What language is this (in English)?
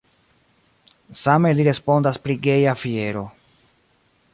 Esperanto